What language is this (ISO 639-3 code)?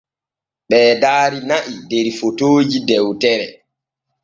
fue